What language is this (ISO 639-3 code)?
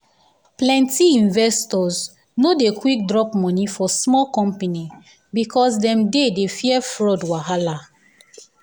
pcm